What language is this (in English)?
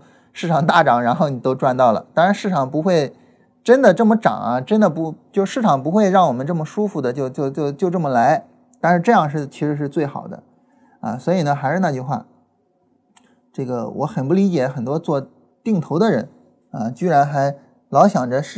Chinese